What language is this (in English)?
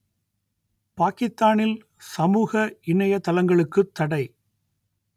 Tamil